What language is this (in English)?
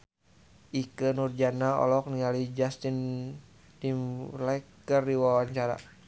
Sundanese